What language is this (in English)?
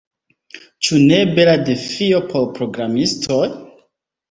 Esperanto